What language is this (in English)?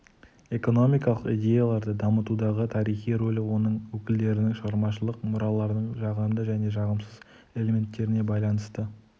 Kazakh